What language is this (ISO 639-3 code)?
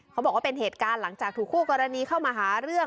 tha